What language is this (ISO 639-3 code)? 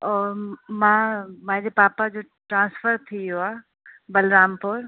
snd